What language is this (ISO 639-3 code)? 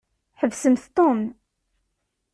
kab